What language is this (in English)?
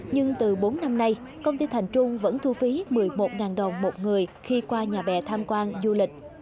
Vietnamese